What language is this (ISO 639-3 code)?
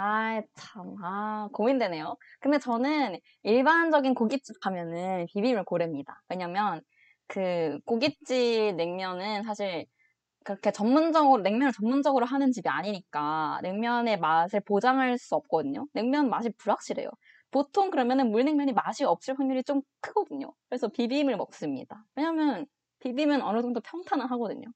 kor